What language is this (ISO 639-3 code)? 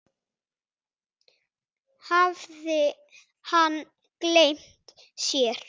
isl